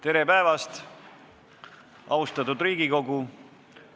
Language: Estonian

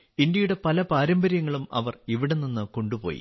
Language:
Malayalam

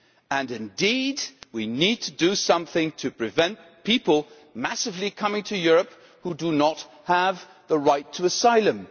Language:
English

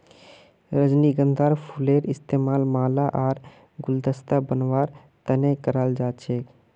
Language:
Magahi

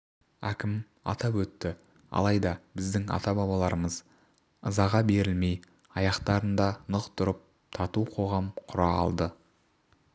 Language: Kazakh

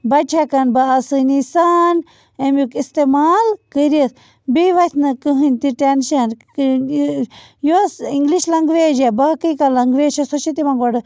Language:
Kashmiri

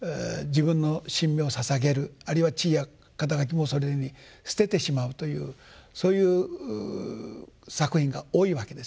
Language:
Japanese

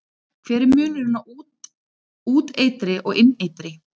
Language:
Icelandic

